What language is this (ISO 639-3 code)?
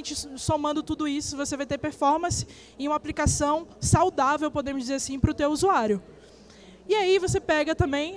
por